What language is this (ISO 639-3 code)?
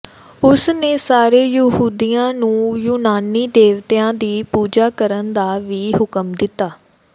pan